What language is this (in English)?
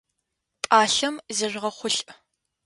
Adyghe